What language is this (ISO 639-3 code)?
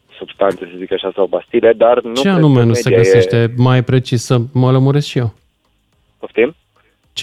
ron